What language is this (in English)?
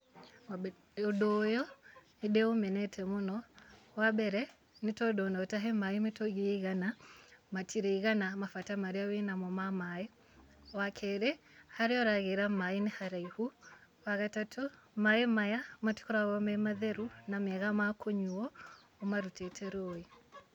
Kikuyu